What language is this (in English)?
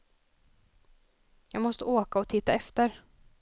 Swedish